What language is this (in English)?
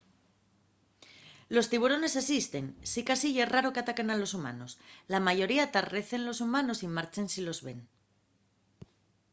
Asturian